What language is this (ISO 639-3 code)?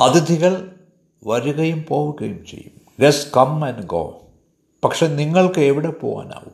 mal